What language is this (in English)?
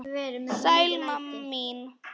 Icelandic